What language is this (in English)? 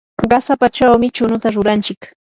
Yanahuanca Pasco Quechua